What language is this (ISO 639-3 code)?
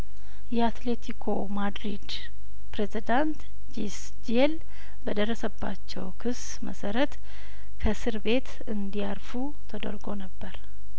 amh